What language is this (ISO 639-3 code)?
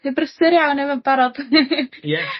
cym